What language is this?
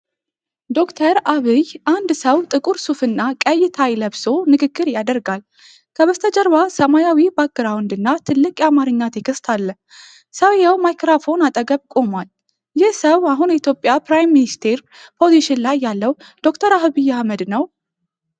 Amharic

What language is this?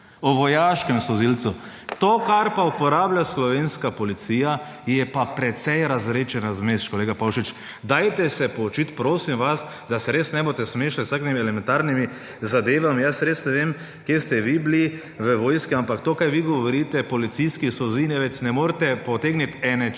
Slovenian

